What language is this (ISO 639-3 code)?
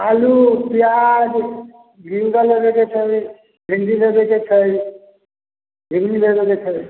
mai